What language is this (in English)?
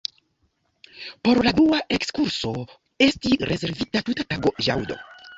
Esperanto